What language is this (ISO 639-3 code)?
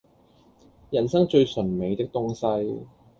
yue